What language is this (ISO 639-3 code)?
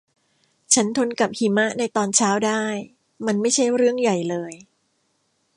tha